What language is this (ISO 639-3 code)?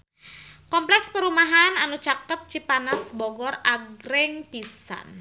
sun